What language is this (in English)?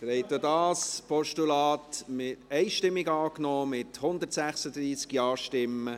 Swiss German